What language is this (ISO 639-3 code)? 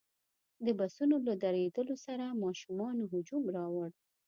pus